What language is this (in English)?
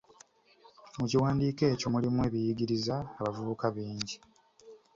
Ganda